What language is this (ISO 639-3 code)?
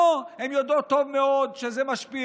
heb